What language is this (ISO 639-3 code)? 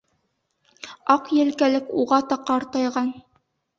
bak